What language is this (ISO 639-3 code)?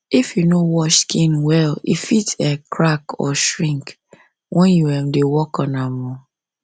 pcm